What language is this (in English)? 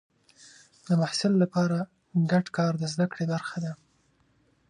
Pashto